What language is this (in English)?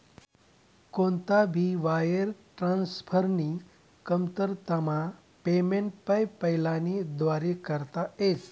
Marathi